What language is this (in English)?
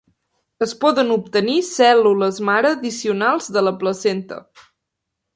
Catalan